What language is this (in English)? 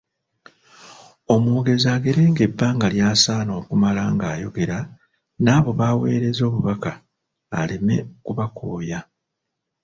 Ganda